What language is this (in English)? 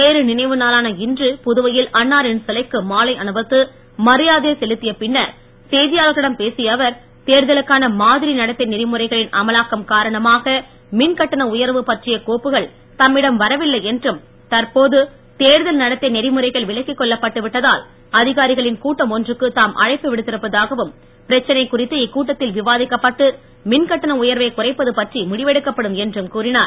Tamil